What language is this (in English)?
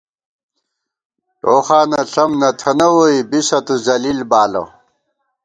Gawar-Bati